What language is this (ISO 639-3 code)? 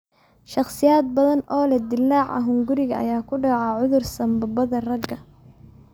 som